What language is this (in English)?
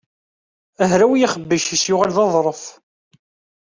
Kabyle